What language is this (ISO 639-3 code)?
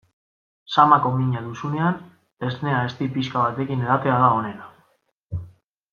eus